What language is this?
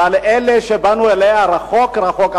Hebrew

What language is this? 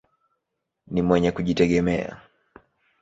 Swahili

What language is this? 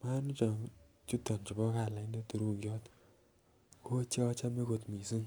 Kalenjin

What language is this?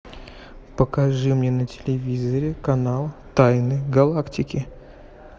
Russian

